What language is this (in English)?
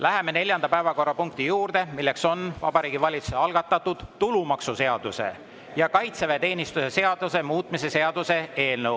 Estonian